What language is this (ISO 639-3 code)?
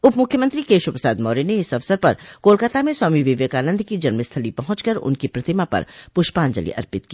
hin